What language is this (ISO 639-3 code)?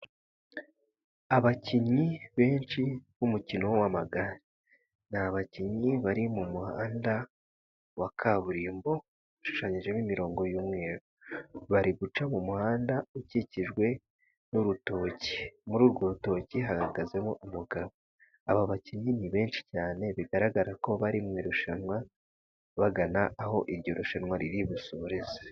kin